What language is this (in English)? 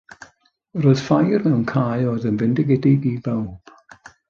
Welsh